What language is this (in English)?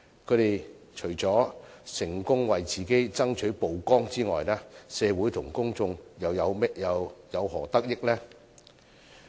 Cantonese